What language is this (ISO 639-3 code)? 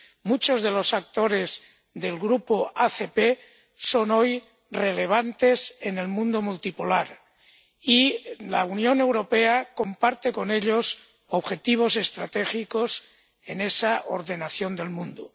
spa